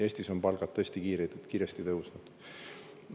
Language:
Estonian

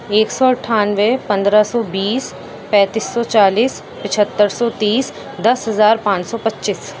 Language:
Urdu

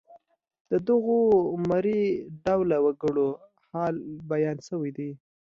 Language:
Pashto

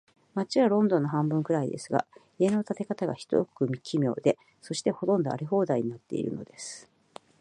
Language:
Japanese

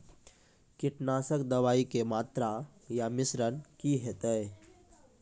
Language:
Maithili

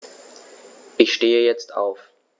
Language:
German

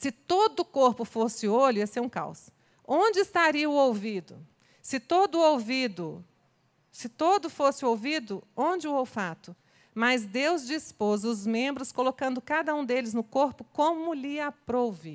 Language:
Portuguese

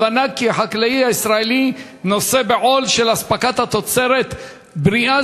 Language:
Hebrew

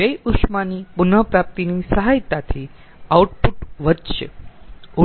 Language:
Gujarati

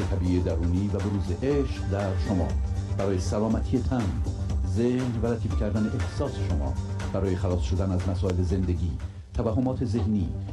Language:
Persian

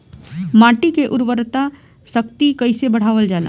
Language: Bhojpuri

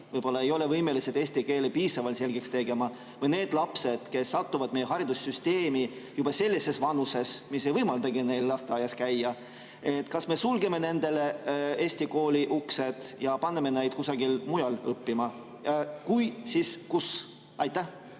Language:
Estonian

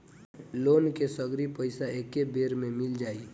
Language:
Bhojpuri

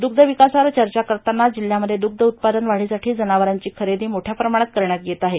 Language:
Marathi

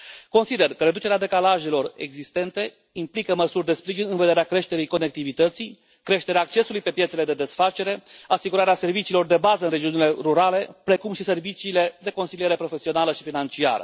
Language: Romanian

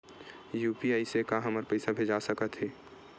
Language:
Chhattisgarhi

